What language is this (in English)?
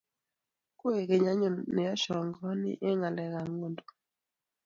Kalenjin